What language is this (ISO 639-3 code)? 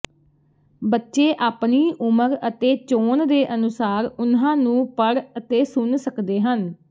pan